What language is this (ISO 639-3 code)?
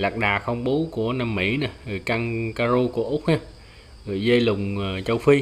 vie